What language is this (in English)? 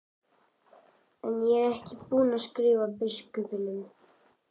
Icelandic